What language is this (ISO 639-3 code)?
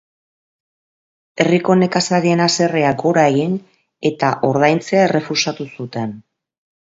eus